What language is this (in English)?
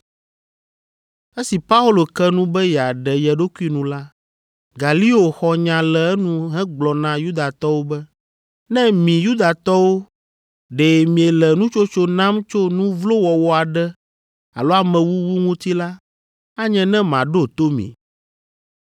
Ewe